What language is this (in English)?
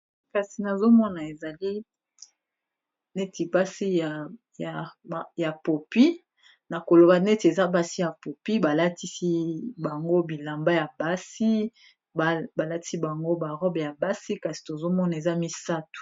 Lingala